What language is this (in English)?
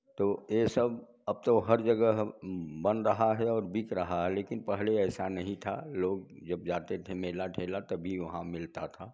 Hindi